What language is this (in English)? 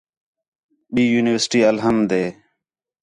Khetrani